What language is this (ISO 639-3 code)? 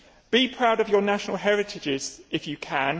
eng